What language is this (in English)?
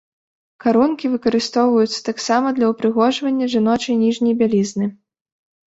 Belarusian